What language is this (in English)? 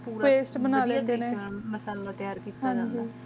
Punjabi